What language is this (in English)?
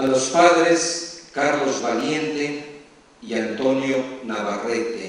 Spanish